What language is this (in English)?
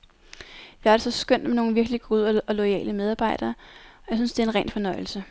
Danish